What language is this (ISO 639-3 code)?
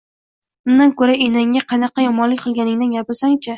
uzb